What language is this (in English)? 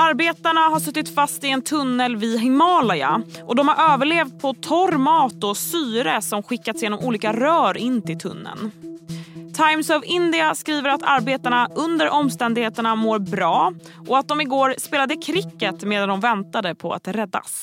Swedish